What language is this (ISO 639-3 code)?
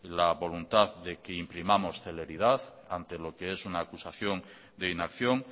spa